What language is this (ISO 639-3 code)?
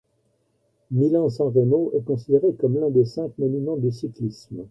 fra